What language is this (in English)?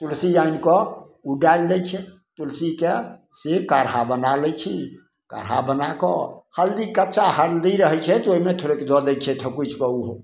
Maithili